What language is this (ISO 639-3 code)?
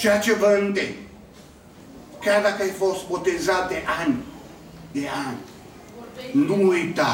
ron